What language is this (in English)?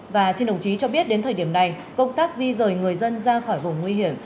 Vietnamese